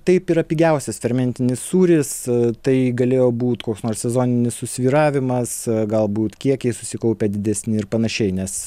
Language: Lithuanian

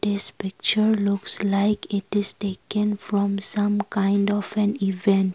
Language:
English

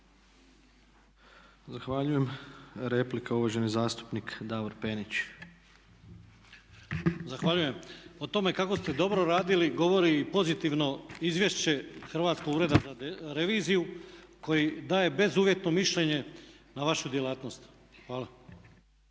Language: Croatian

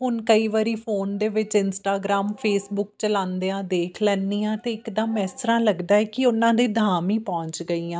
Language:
Punjabi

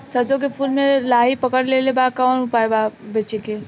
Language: Bhojpuri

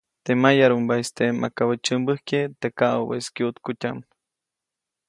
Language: Copainalá Zoque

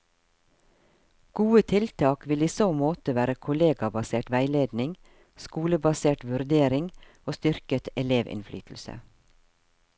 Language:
Norwegian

